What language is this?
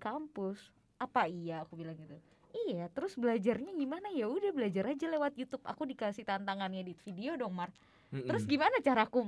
Indonesian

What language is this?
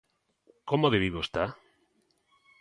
Galician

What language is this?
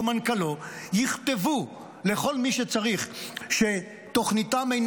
Hebrew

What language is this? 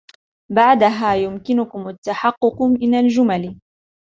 Arabic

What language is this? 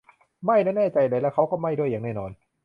Thai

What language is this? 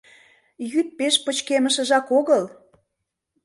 Mari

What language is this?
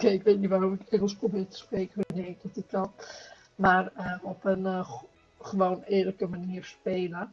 Dutch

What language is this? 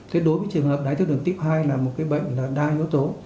Vietnamese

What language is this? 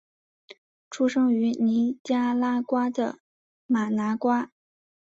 Chinese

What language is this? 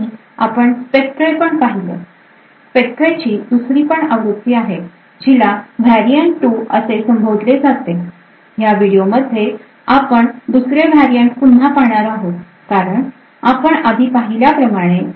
Marathi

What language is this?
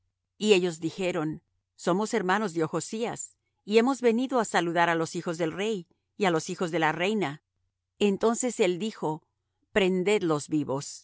Spanish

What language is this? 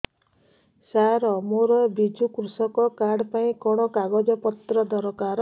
Odia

